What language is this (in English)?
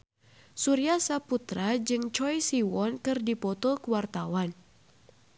Sundanese